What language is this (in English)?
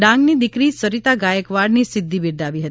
Gujarati